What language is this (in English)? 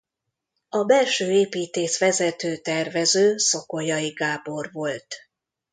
Hungarian